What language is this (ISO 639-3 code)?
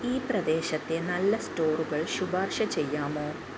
mal